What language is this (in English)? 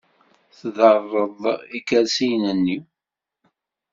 Kabyle